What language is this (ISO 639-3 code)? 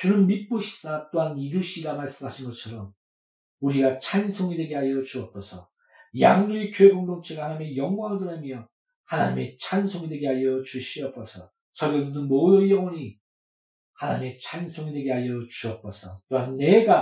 kor